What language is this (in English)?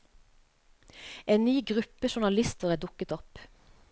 Norwegian